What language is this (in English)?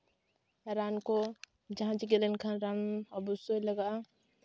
Santali